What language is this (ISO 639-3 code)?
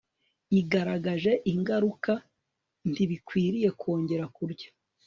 kin